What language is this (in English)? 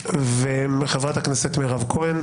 Hebrew